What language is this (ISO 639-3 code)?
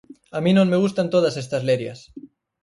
glg